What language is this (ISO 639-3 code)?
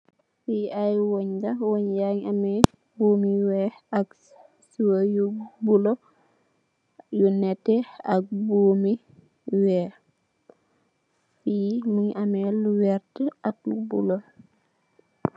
wol